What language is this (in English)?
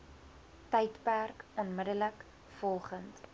Afrikaans